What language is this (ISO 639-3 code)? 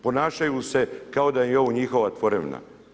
hrv